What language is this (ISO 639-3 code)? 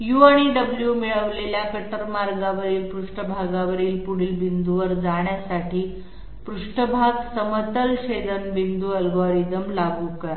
mar